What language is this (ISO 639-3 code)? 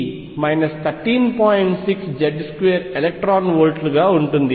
tel